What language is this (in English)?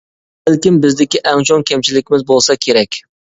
Uyghur